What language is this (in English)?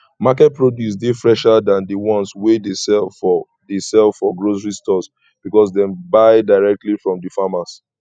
Nigerian Pidgin